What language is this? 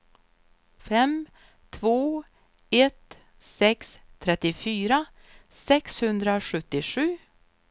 Swedish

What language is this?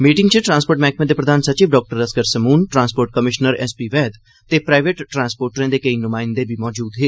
Dogri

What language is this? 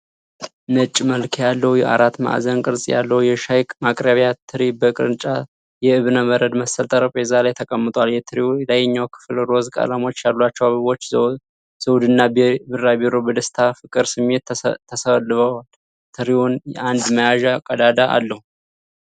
Amharic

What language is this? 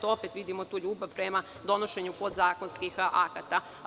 Serbian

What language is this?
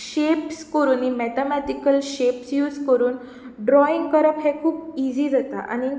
Konkani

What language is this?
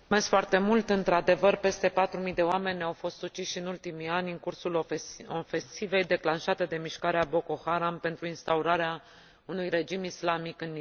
Romanian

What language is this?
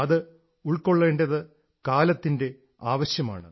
Malayalam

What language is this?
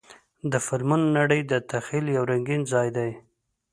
Pashto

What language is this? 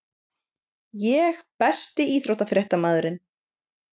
Icelandic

